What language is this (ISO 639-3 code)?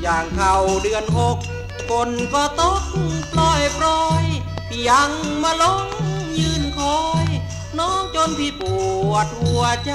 tha